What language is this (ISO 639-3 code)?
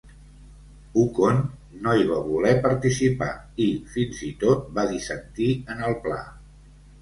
cat